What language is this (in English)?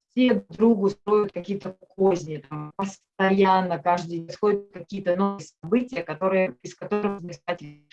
Russian